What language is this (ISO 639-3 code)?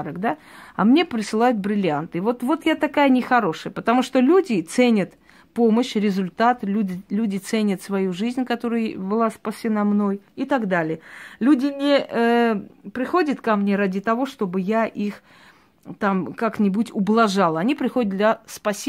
rus